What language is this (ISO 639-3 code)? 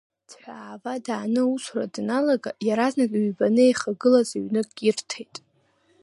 abk